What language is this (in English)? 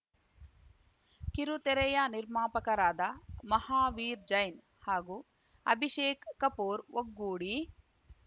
Kannada